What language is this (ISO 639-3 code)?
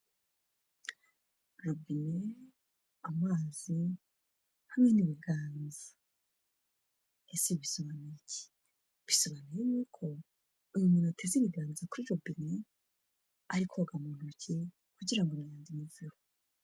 kin